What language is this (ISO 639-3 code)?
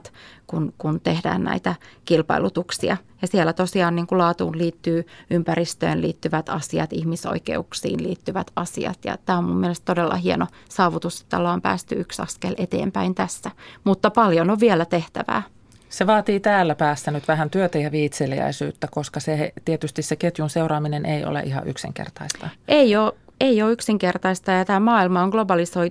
fin